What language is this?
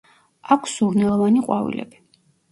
Georgian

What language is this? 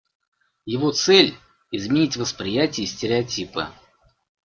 Russian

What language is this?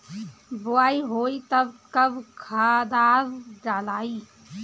Bhojpuri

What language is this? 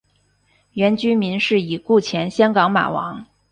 Chinese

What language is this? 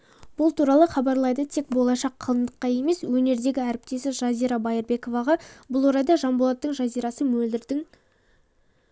Kazakh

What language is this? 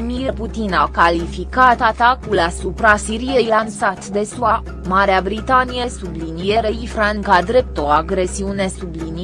Romanian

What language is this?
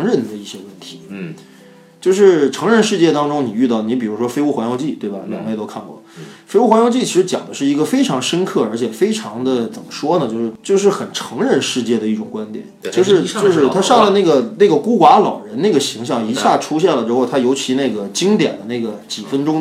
Chinese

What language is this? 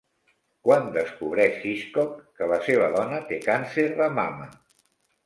Catalan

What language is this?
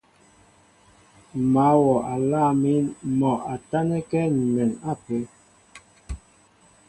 Mbo (Cameroon)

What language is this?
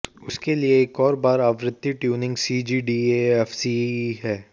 Hindi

